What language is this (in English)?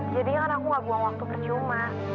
Indonesian